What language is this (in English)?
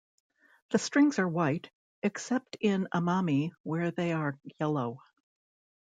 English